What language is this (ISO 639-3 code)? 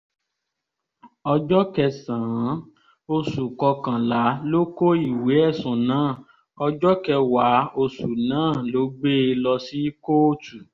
yor